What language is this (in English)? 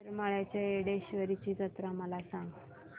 Marathi